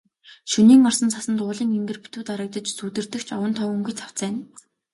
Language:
Mongolian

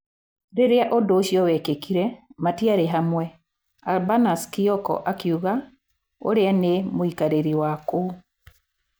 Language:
Kikuyu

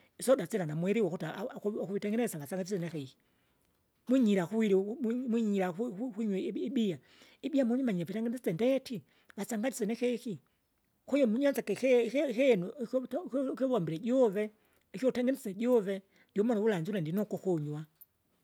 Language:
Kinga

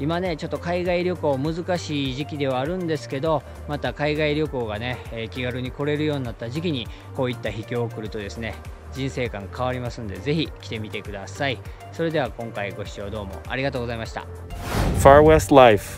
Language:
Japanese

